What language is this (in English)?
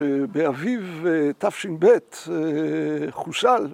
Hebrew